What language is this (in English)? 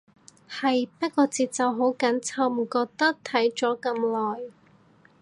Cantonese